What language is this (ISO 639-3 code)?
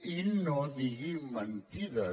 cat